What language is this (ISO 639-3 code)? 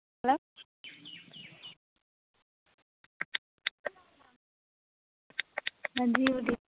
sat